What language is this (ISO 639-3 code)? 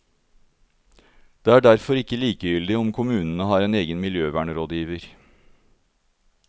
nor